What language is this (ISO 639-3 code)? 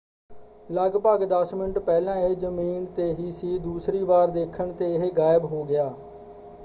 pan